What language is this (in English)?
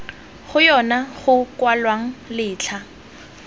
Tswana